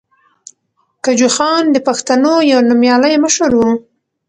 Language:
Pashto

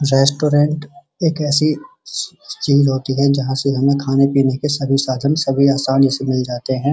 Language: Hindi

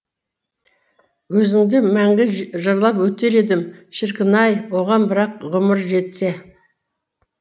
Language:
Kazakh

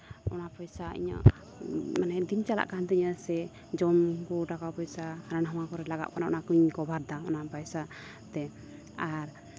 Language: Santali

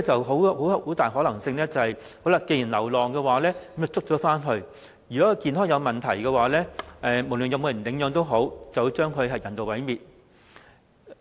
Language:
Cantonese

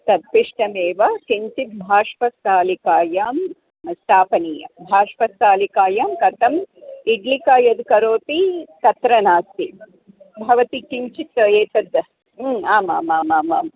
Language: Sanskrit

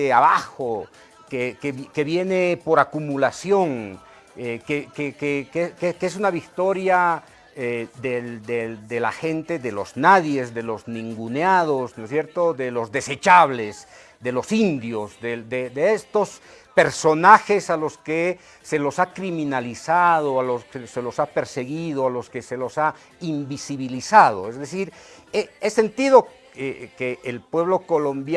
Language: Spanish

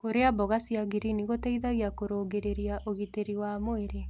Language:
Kikuyu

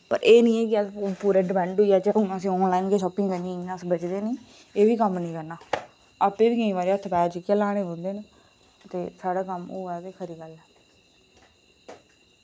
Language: Dogri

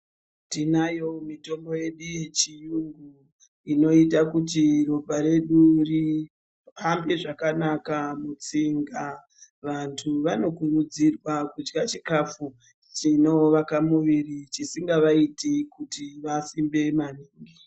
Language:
Ndau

